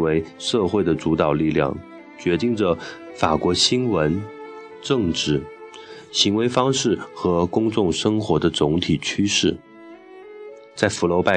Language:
Chinese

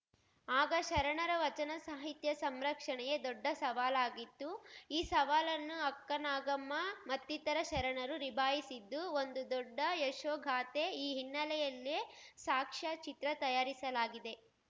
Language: Kannada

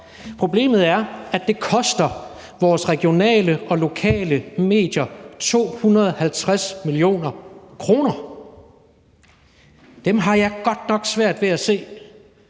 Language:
Danish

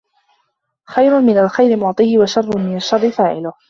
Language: Arabic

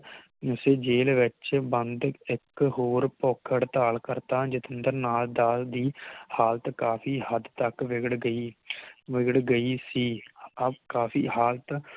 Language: Punjabi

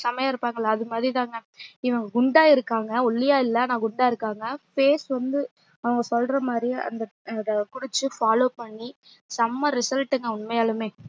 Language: Tamil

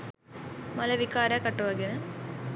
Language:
Sinhala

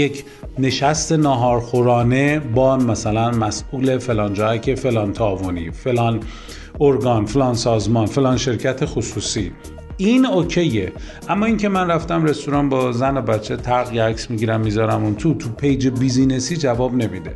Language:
Persian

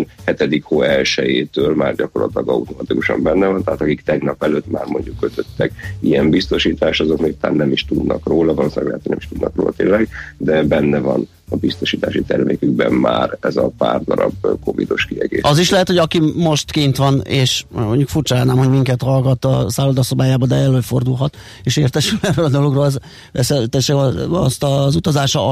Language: Hungarian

